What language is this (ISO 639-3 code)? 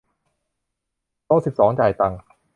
tha